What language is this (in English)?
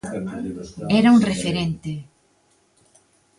Galician